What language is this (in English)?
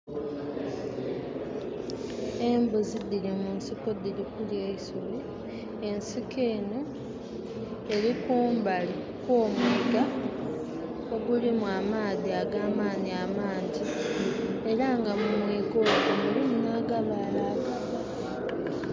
Soga